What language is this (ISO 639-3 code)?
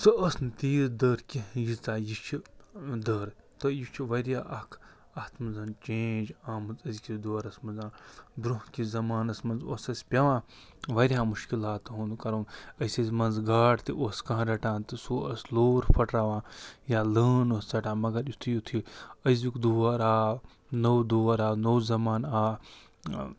kas